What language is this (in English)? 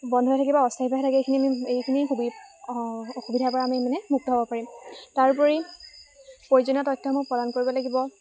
Assamese